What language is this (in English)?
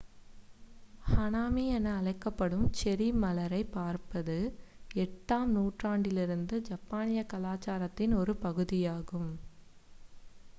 Tamil